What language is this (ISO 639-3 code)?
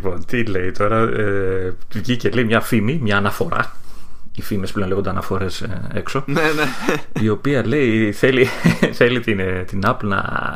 ell